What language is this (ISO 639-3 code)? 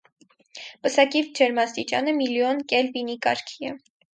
hye